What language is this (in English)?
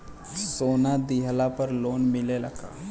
Bhojpuri